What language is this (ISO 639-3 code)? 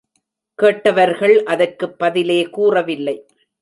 tam